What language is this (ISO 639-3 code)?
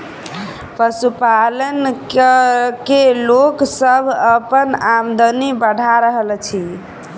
mai